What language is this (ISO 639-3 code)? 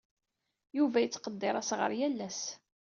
kab